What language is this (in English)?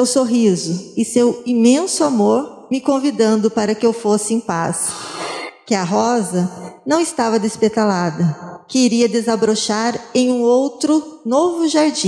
Portuguese